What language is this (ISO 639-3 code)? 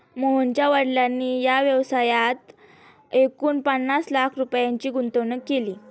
mar